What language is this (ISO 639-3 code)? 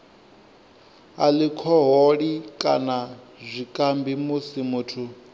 ven